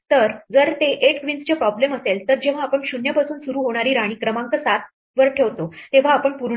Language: Marathi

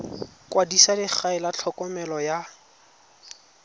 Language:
Tswana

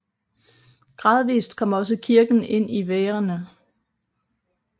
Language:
Danish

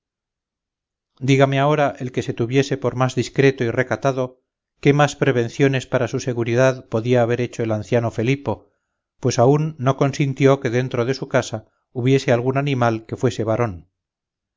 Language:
Spanish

